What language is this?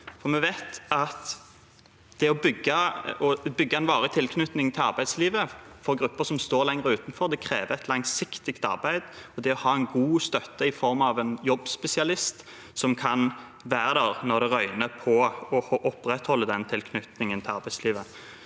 Norwegian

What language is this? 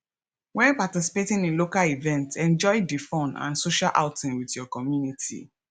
Nigerian Pidgin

